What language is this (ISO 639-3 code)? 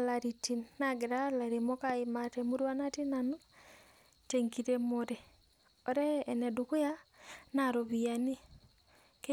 mas